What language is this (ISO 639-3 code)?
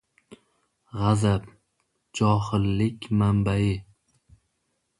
uzb